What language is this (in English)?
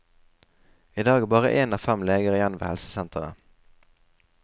Norwegian